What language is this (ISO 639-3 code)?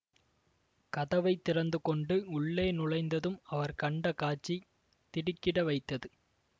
tam